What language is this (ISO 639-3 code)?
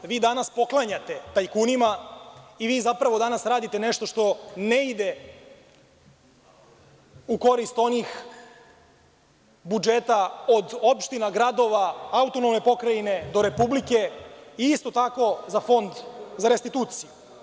srp